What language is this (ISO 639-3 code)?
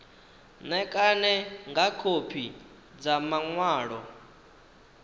ven